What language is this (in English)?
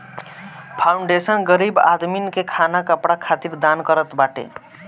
Bhojpuri